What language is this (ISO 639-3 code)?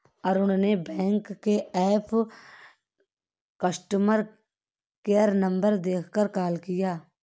hin